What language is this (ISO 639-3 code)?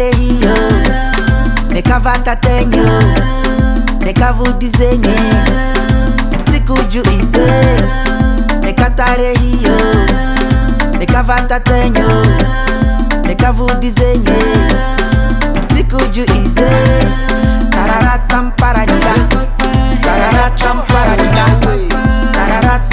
fra